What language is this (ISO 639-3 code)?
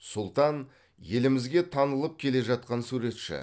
kaz